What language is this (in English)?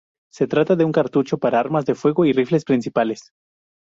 Spanish